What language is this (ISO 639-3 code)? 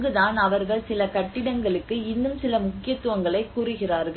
tam